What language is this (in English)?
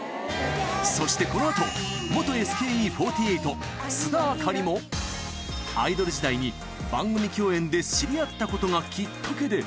Japanese